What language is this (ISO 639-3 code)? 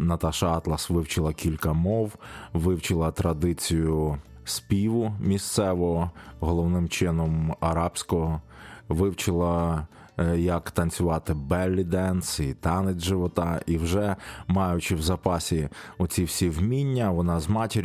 ukr